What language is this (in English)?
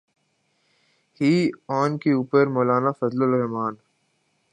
Urdu